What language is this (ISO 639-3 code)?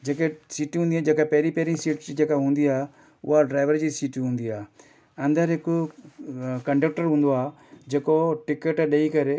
snd